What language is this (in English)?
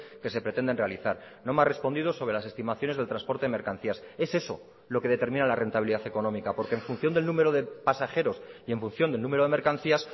Spanish